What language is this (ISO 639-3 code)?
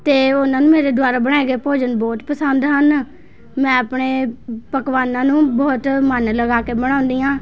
pan